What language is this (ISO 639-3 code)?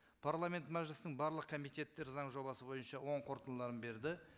kaz